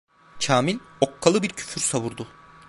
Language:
Turkish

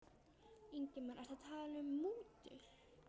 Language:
Icelandic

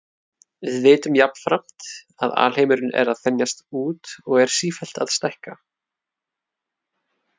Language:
Icelandic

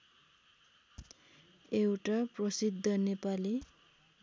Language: Nepali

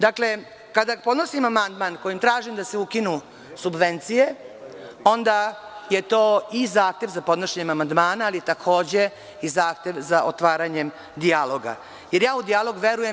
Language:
Serbian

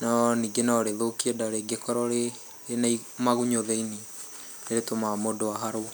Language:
Kikuyu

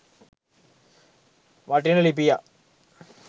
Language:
Sinhala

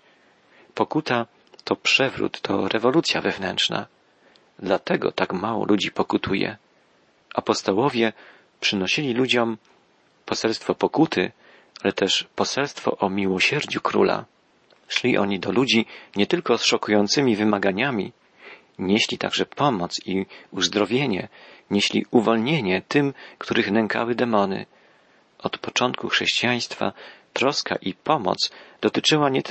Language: Polish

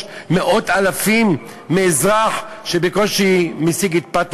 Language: Hebrew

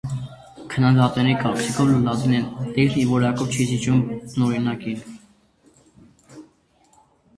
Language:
Armenian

